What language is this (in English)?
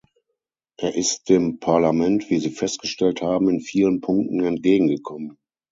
German